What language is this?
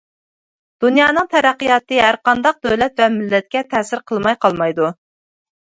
Uyghur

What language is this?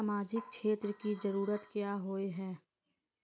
Magahi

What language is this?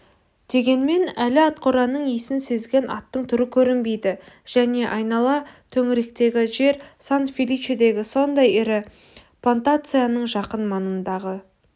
Kazakh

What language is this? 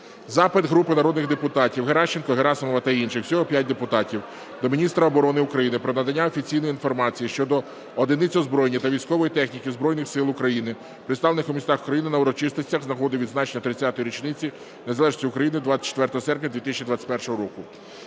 Ukrainian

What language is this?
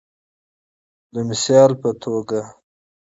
Pashto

